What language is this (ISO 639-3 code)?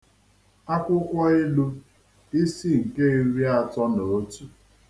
ibo